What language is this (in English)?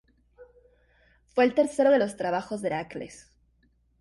Spanish